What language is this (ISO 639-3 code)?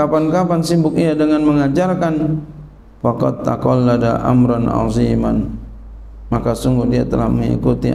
ind